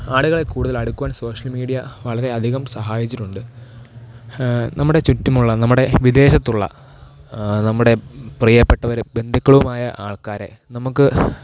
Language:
Malayalam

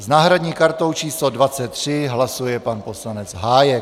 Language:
Czech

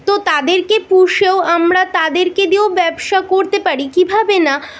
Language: Bangla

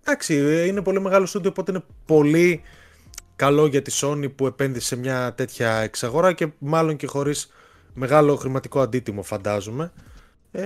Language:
Greek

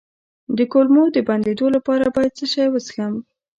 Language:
Pashto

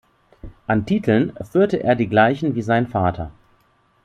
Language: German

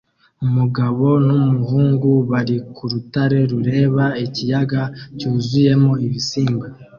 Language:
Kinyarwanda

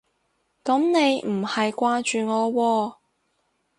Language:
Cantonese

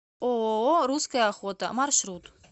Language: Russian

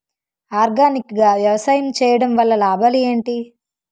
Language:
Telugu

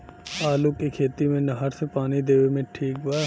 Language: Bhojpuri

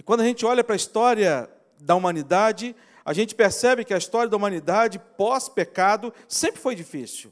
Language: Portuguese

